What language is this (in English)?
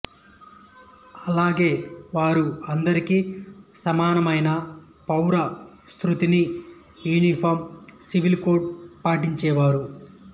Telugu